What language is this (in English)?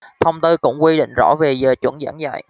Vietnamese